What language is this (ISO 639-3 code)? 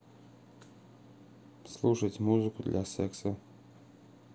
rus